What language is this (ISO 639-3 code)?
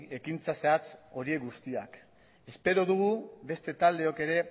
eus